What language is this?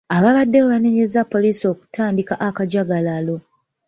Ganda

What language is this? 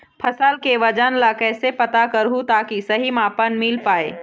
Chhattisgarhi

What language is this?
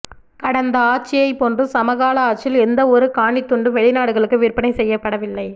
Tamil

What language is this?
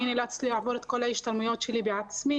Hebrew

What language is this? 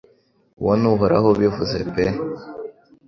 Kinyarwanda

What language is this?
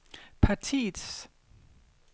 Danish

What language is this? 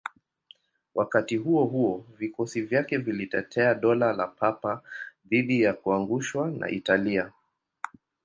Swahili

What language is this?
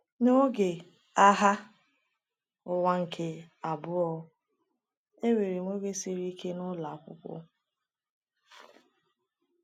Igbo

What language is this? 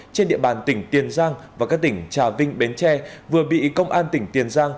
Vietnamese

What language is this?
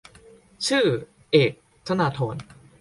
Thai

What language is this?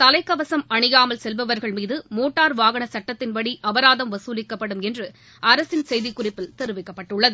Tamil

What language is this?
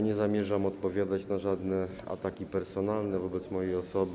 Polish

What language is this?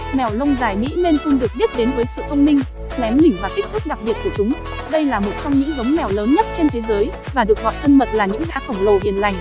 Vietnamese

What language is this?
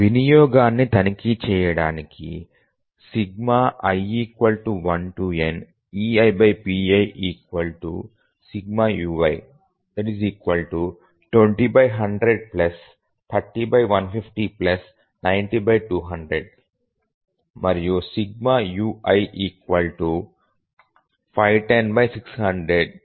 Telugu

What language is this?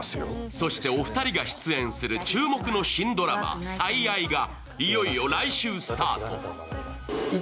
Japanese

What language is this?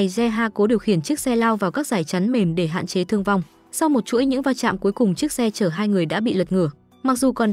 Vietnamese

